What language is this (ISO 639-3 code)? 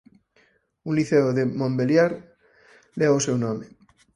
glg